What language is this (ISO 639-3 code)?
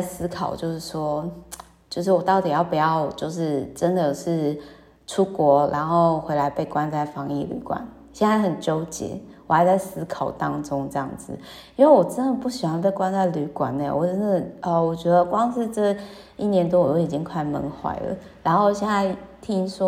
zho